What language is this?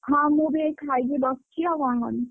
Odia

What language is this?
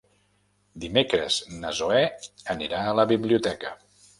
Catalan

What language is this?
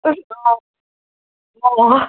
Assamese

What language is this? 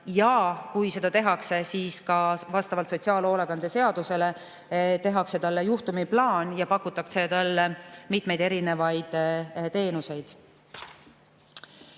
Estonian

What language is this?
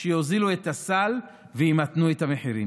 Hebrew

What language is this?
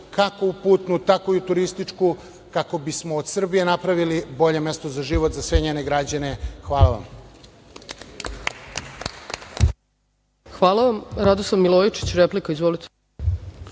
Serbian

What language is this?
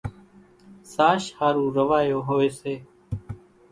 Kachi Koli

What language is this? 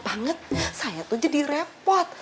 Indonesian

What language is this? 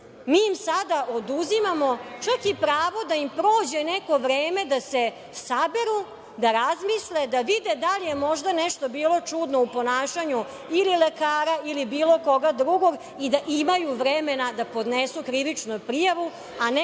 Serbian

